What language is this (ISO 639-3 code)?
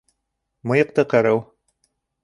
bak